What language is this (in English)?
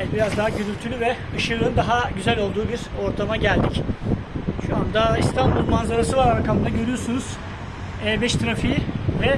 Turkish